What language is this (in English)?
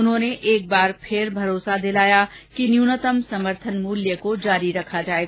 Hindi